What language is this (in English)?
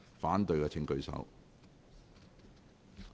Cantonese